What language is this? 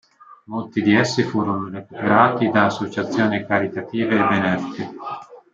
Italian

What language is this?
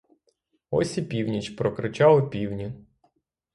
Ukrainian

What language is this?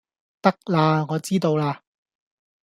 Cantonese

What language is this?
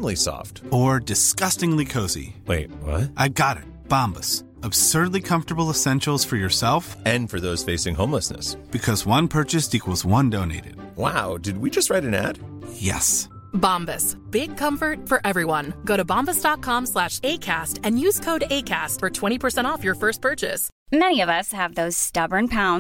Urdu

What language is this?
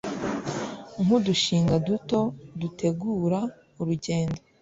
Kinyarwanda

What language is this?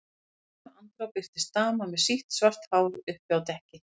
Icelandic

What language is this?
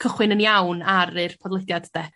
Welsh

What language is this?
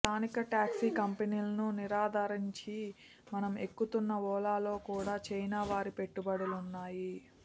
Telugu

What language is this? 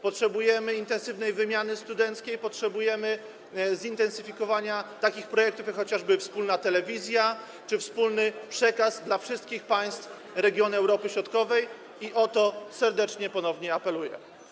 Polish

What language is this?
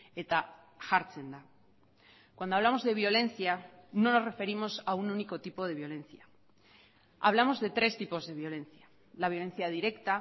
Spanish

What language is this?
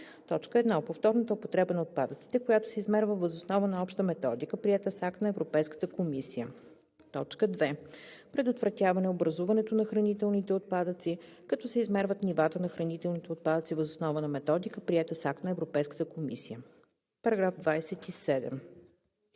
Bulgarian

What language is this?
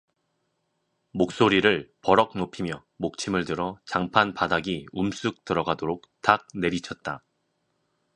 Korean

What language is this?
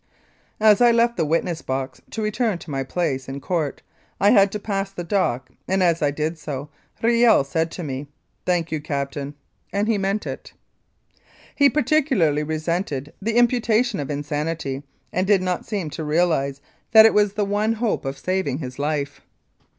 English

